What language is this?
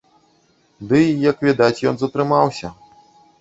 Belarusian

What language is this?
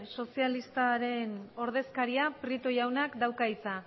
Basque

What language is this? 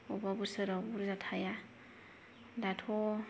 Bodo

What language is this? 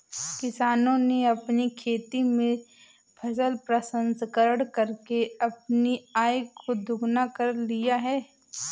Hindi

